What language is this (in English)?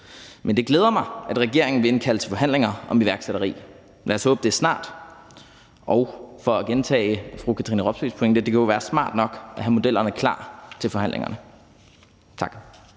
Danish